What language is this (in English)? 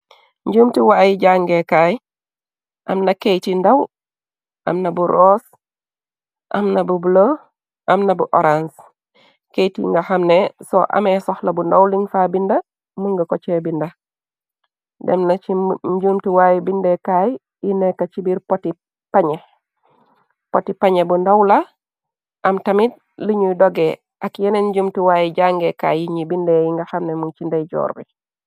Wolof